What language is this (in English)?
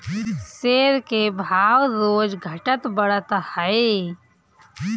Bhojpuri